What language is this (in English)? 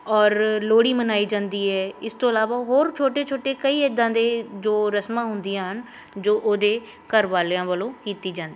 Punjabi